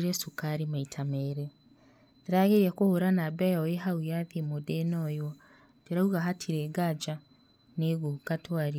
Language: Kikuyu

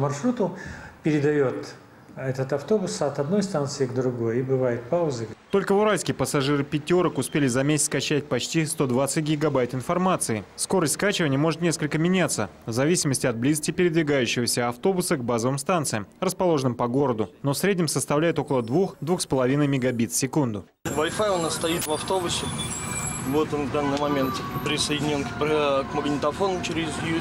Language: Russian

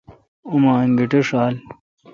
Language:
Kalkoti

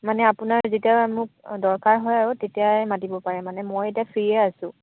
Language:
Assamese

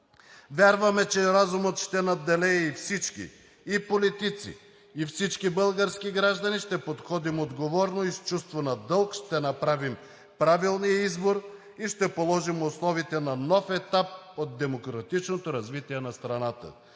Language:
Bulgarian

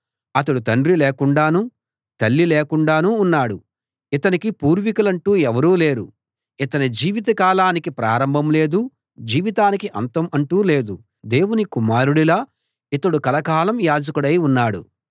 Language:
Telugu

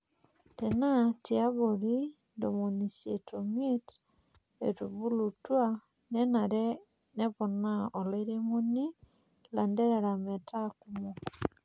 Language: Masai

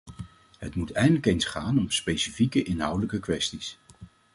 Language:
Dutch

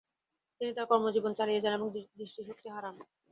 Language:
Bangla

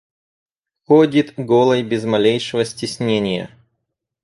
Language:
Russian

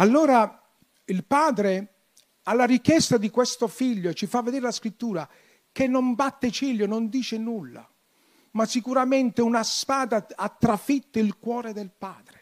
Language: Italian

